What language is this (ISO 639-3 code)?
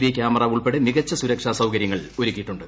mal